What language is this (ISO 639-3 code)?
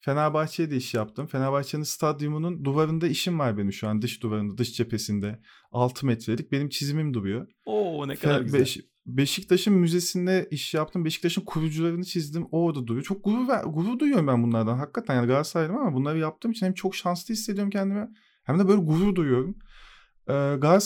tur